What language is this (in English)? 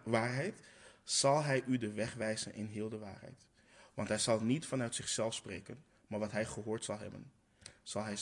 Dutch